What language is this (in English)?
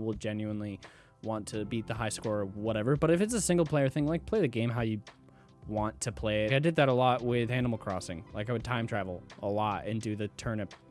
English